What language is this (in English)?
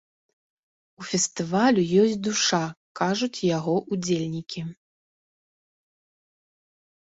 Belarusian